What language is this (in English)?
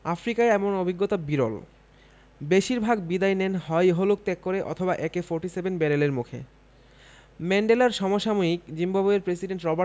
Bangla